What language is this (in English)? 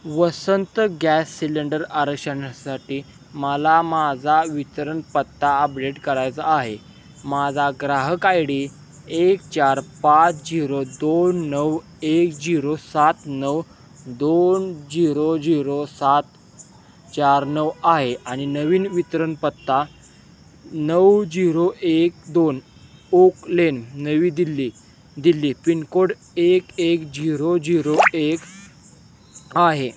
Marathi